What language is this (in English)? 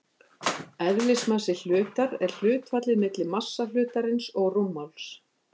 Icelandic